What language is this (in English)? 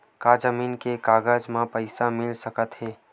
Chhattisgarhi